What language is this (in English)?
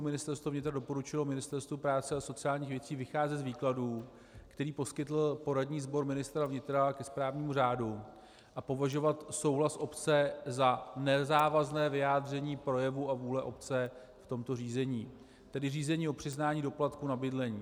Czech